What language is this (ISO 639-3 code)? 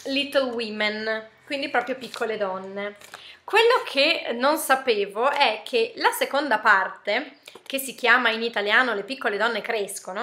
ita